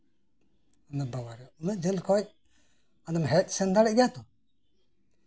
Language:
Santali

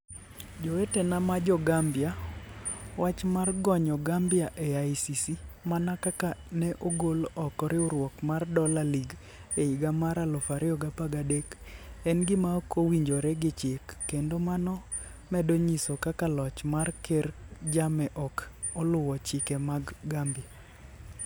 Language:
Luo (Kenya and Tanzania)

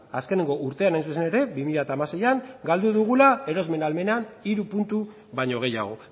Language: Basque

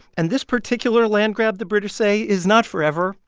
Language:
English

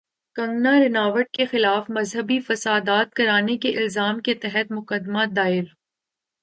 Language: Urdu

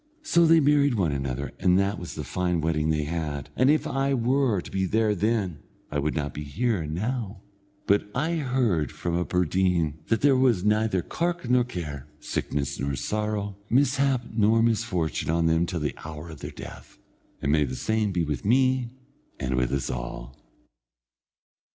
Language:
English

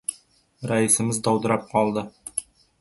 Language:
Uzbek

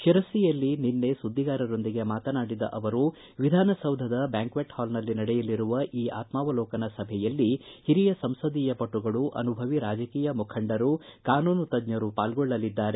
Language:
Kannada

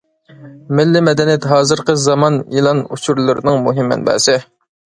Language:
Uyghur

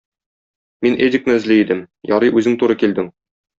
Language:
Tatar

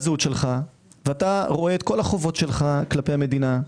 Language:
Hebrew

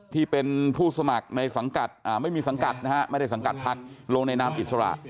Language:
Thai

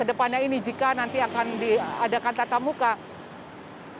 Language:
Indonesian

